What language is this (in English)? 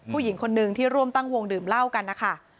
Thai